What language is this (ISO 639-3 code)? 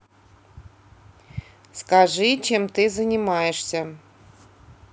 rus